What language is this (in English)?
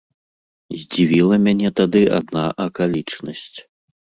Belarusian